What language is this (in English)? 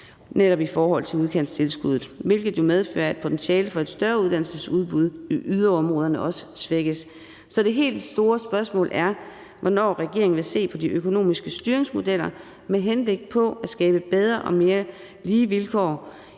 Danish